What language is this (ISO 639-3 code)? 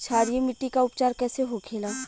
bho